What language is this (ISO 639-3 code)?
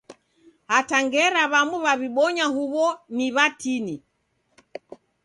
dav